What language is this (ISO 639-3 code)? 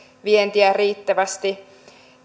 fin